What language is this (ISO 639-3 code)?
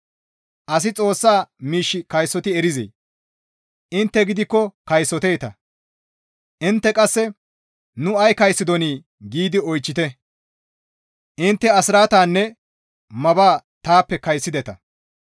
gmv